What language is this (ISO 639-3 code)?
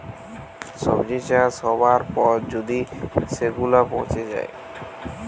ben